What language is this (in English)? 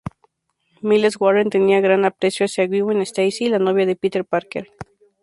Spanish